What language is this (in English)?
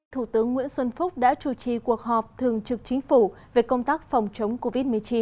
Vietnamese